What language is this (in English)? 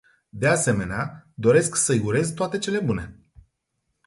Romanian